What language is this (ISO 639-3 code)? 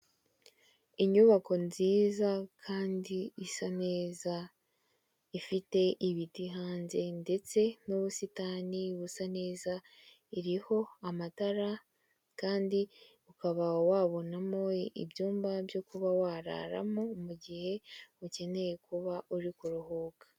kin